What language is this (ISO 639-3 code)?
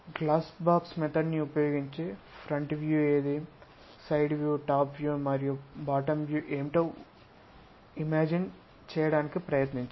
tel